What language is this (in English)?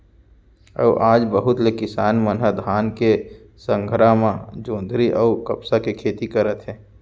Chhattisgarhi